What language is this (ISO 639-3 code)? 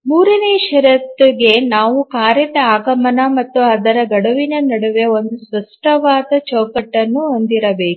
kan